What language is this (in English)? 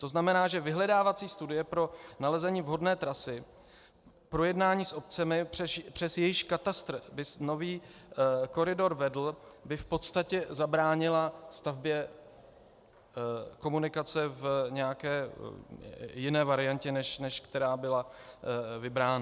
Czech